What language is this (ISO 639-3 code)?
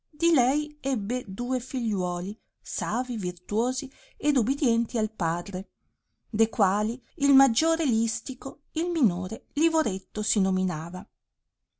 ita